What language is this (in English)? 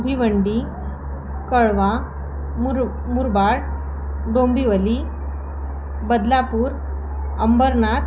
Marathi